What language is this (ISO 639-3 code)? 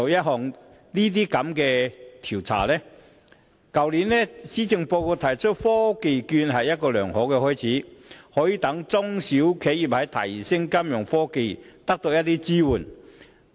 yue